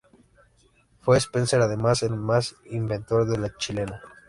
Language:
Spanish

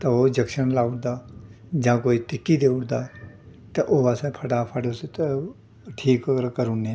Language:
Dogri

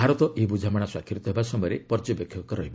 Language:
Odia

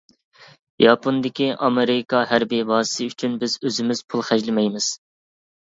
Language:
Uyghur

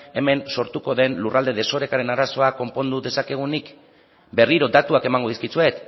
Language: Basque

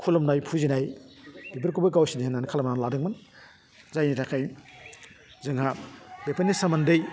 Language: Bodo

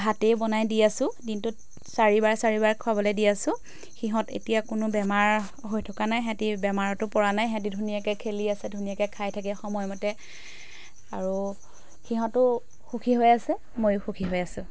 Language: Assamese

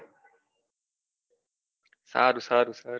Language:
Gujarati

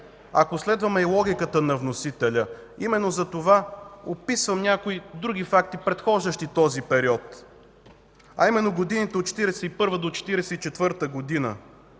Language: Bulgarian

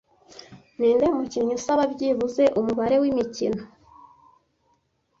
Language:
Kinyarwanda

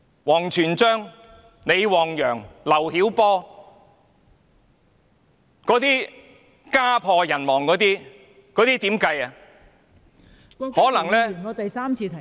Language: Cantonese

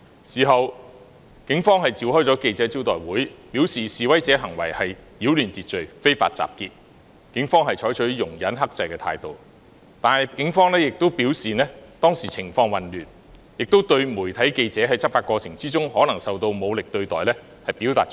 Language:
Cantonese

